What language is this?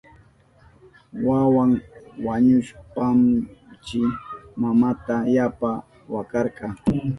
Southern Pastaza Quechua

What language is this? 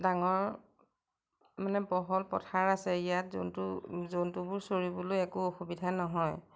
Assamese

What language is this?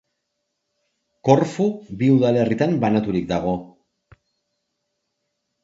Basque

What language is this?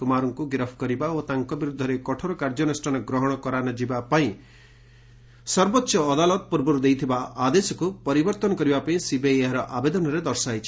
Odia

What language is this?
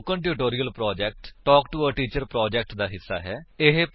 Punjabi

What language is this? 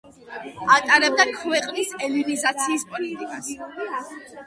Georgian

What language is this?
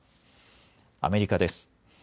Japanese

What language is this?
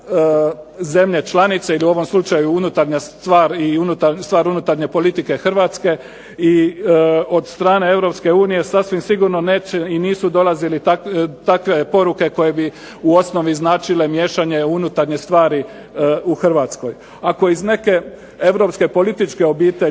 Croatian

